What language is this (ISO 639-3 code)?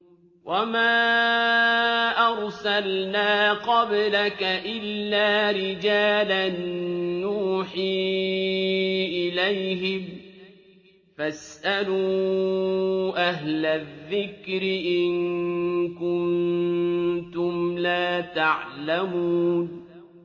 ara